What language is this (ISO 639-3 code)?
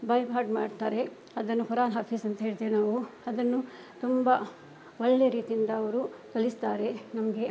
kan